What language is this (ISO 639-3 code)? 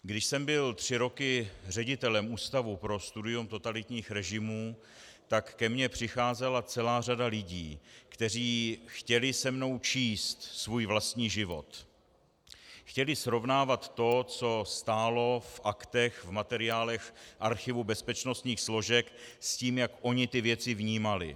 ces